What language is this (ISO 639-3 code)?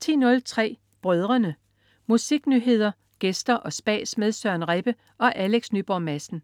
dan